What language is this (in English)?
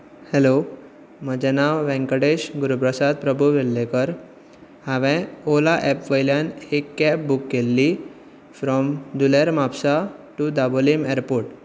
Konkani